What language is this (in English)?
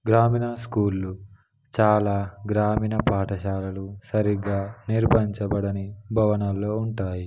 Telugu